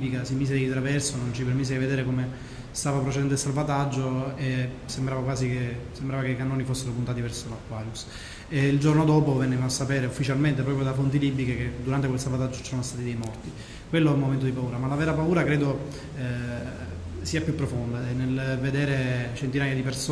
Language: Italian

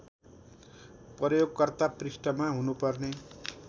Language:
Nepali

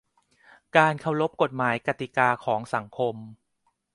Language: Thai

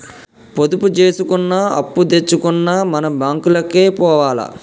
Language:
Telugu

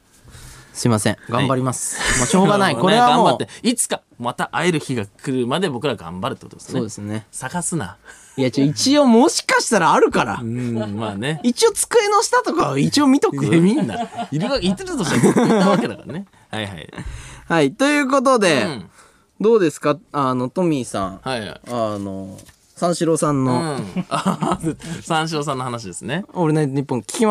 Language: Japanese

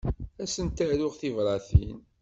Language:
Kabyle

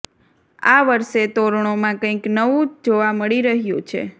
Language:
Gujarati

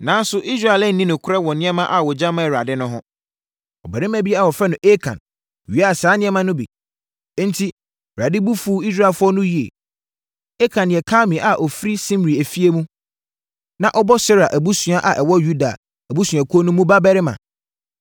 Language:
Akan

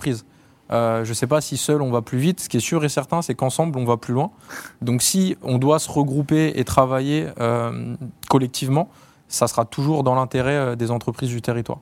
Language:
French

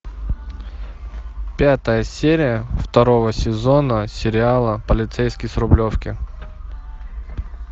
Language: Russian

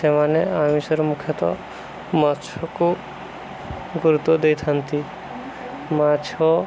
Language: Odia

